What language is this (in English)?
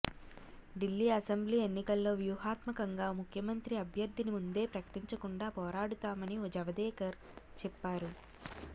Telugu